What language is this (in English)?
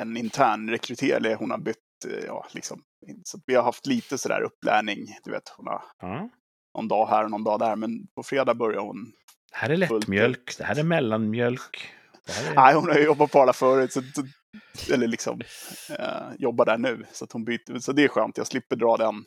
Swedish